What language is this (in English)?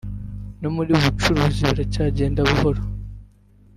Kinyarwanda